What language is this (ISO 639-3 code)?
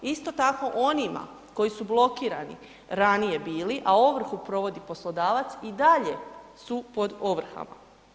hrv